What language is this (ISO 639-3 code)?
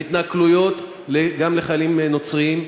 heb